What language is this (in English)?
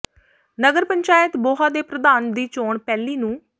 Punjabi